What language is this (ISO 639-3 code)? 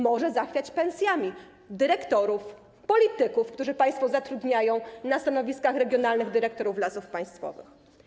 pol